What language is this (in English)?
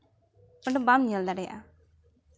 Santali